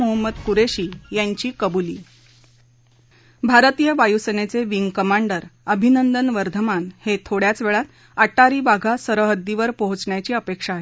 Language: Marathi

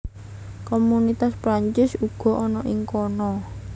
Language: Javanese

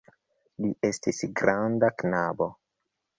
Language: Esperanto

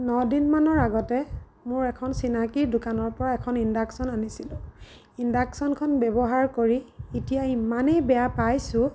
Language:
Assamese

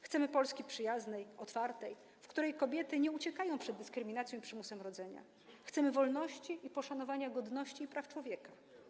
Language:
Polish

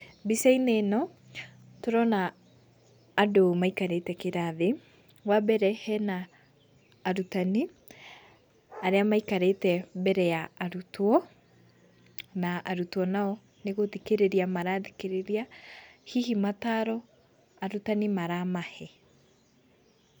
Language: Kikuyu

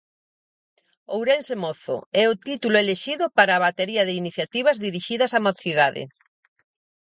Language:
Galician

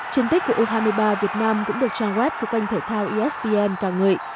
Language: Vietnamese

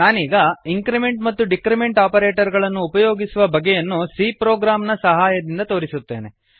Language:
Kannada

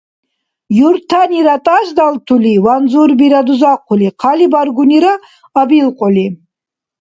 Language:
Dargwa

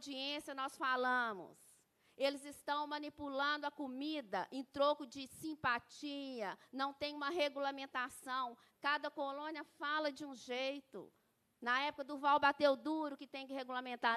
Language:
Portuguese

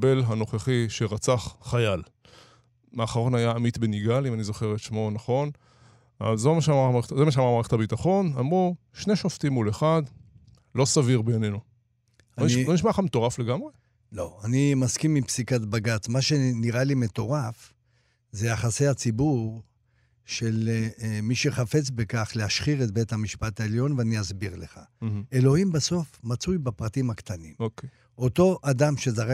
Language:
Hebrew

